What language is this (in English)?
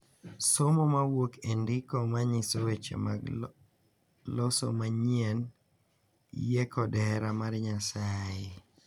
Luo (Kenya and Tanzania)